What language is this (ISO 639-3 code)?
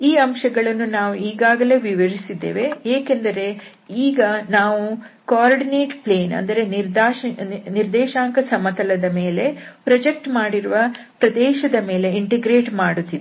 kan